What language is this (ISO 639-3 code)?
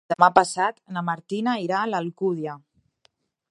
cat